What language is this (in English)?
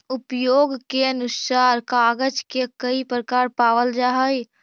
Magahi